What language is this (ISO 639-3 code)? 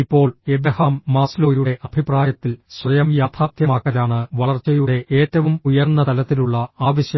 mal